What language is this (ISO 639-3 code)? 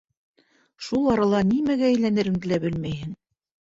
bak